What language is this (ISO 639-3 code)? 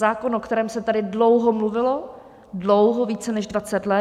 ces